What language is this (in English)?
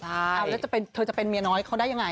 Thai